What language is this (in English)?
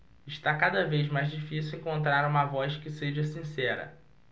Portuguese